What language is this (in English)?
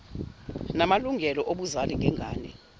Zulu